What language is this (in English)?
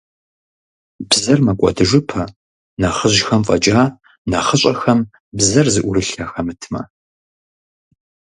Kabardian